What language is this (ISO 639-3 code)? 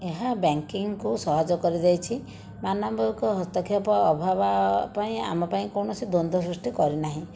ori